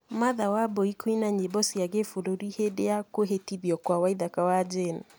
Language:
Kikuyu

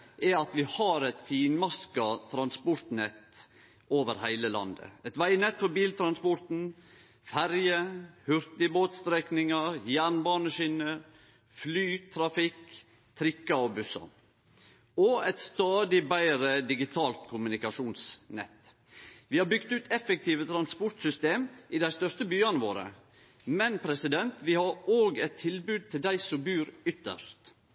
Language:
Norwegian Nynorsk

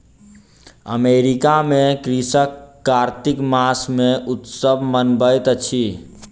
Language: Maithili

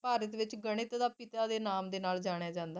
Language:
Punjabi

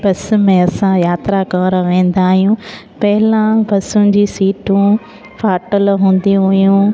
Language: Sindhi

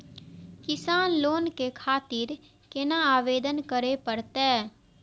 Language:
Maithili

